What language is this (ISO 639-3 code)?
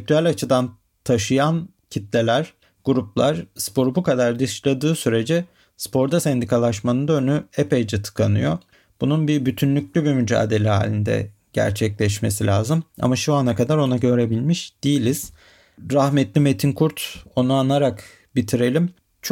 tur